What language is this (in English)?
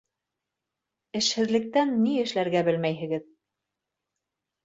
Bashkir